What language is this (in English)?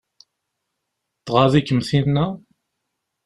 Kabyle